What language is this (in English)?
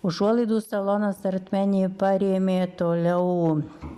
Lithuanian